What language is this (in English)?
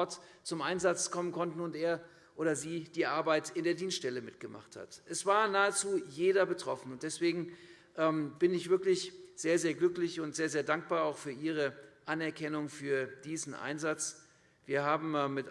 German